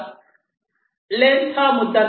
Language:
Marathi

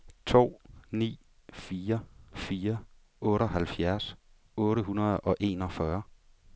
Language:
Danish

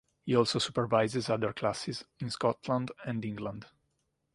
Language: English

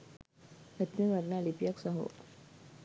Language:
Sinhala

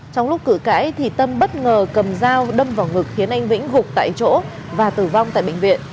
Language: Vietnamese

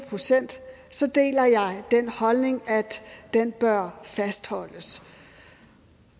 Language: Danish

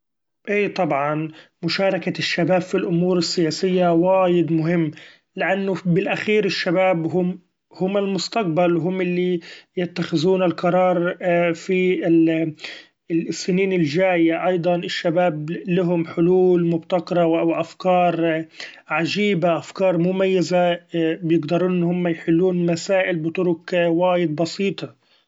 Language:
Gulf Arabic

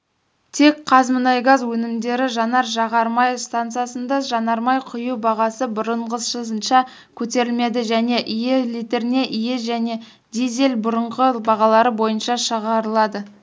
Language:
Kazakh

